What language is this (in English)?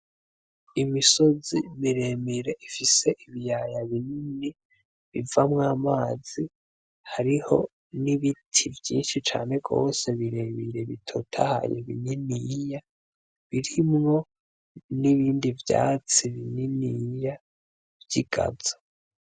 Rundi